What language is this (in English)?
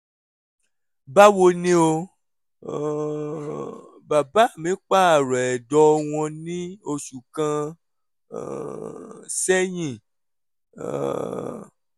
Yoruba